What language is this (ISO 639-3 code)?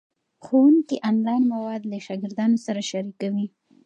pus